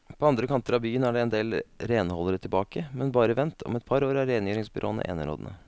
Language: Norwegian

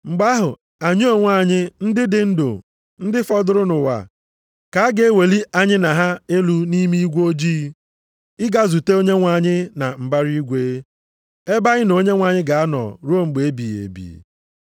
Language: Igbo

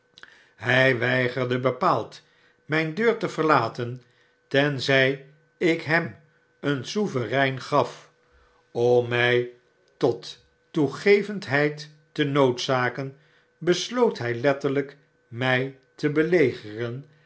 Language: Dutch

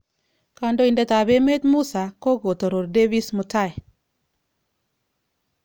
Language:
Kalenjin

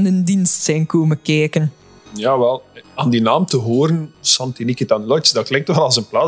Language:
Dutch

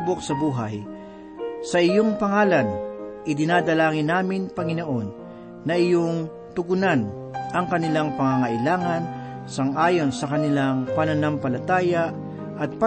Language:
Filipino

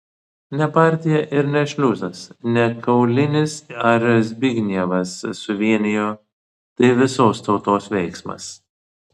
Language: Lithuanian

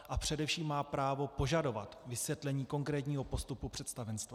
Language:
Czech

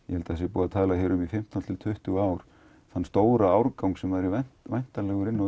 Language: Icelandic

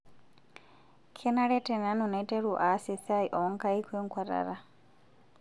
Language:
Masai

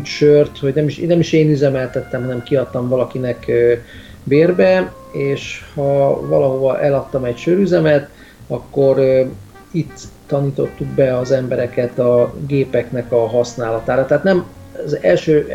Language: Hungarian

